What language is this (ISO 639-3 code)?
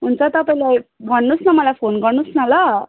nep